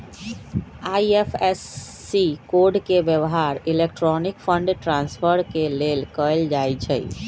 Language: Magahi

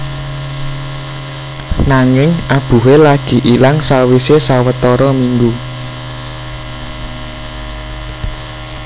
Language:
Javanese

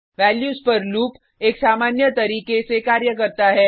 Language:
Hindi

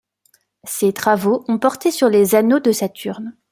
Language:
French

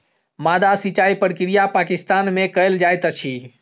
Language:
Maithili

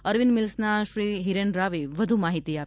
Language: Gujarati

